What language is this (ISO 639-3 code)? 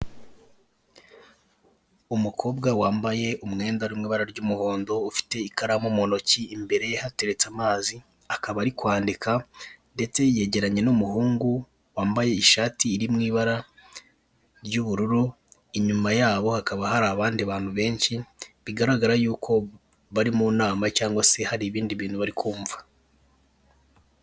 kin